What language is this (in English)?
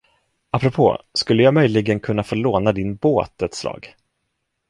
Swedish